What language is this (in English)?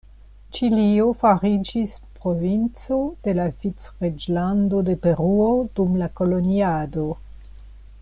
Esperanto